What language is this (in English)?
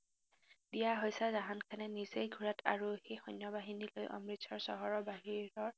Assamese